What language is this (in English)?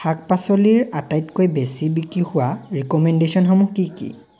Assamese